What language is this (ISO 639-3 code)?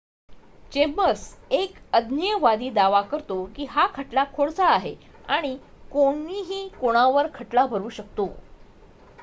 mar